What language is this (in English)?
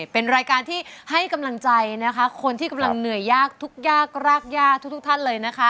Thai